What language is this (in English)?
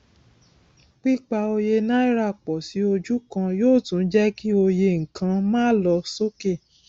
Yoruba